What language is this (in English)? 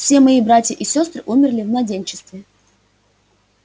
Russian